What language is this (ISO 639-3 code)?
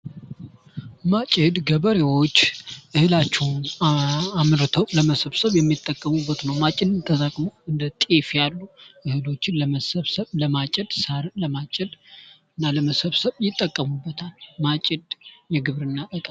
amh